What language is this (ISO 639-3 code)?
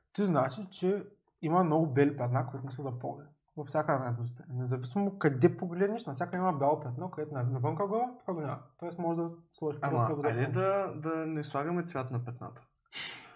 bul